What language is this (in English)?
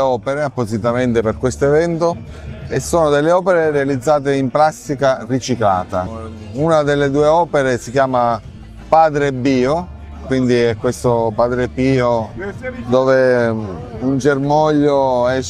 Italian